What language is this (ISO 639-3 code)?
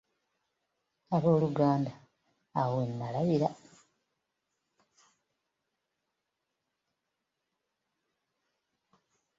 lug